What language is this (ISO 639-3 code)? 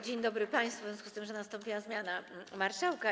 pol